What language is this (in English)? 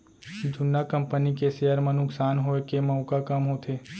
Chhattisgarhi